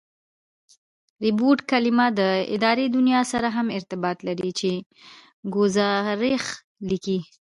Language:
Pashto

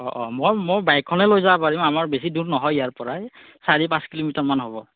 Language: Assamese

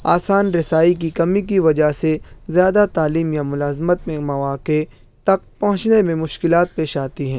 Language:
Urdu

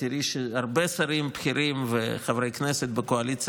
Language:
Hebrew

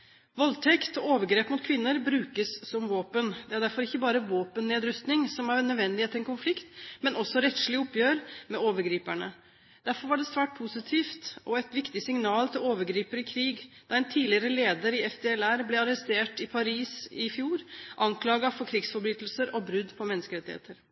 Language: Norwegian Bokmål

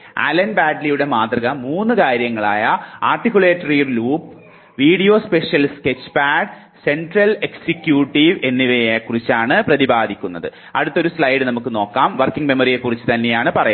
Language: Malayalam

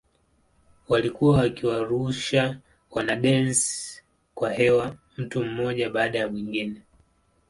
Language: Swahili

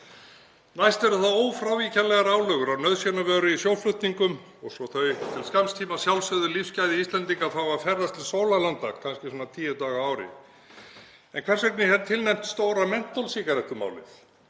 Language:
Icelandic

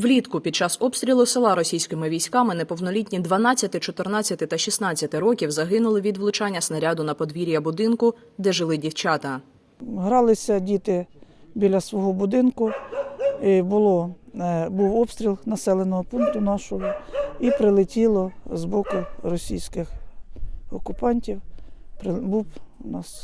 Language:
Ukrainian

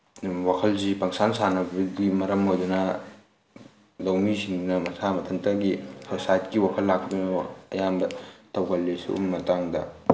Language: Manipuri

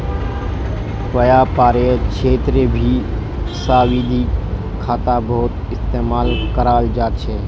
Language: Magahi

